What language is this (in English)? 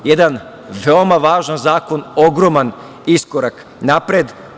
Serbian